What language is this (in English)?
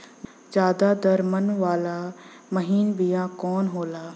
Bhojpuri